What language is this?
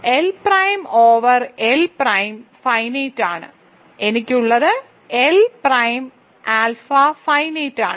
Malayalam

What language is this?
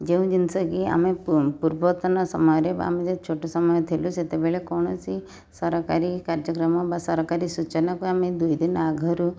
Odia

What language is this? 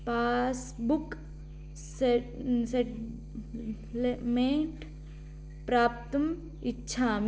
Sanskrit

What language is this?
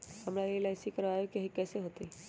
Magahi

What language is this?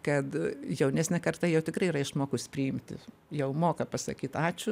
Lithuanian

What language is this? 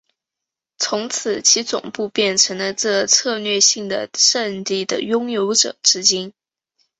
Chinese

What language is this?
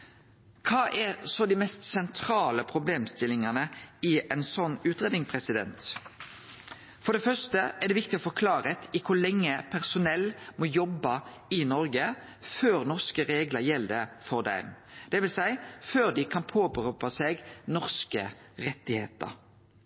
Norwegian Nynorsk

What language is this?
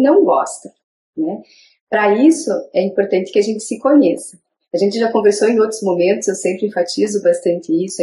Portuguese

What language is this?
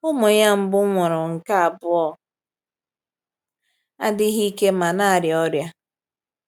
Igbo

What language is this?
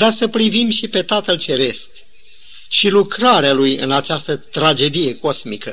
Romanian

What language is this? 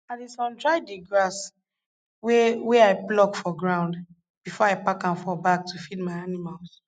Nigerian Pidgin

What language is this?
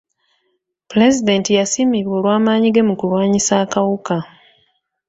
Ganda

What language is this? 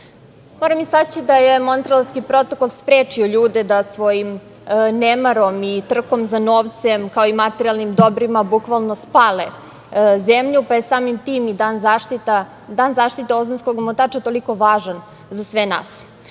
Serbian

